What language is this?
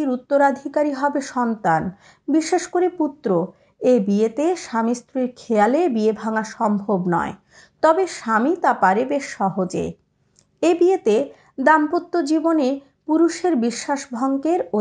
Bangla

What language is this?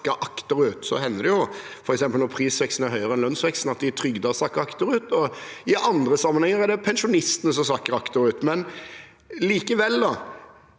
Norwegian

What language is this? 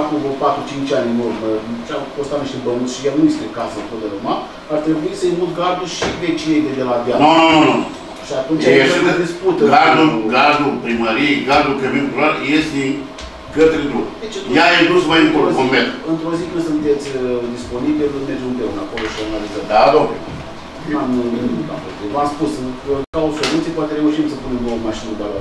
Romanian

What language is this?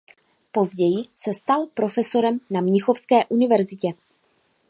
Czech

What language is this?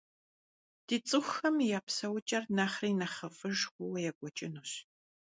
Kabardian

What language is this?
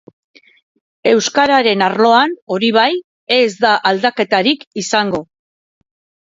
Basque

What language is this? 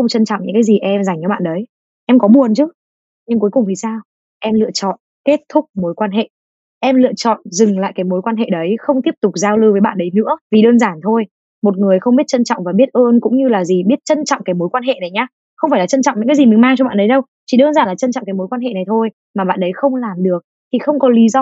Vietnamese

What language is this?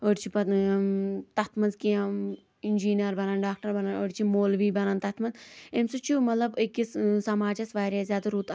Kashmiri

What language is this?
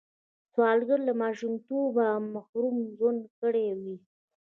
Pashto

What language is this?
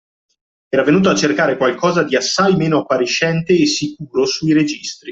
Italian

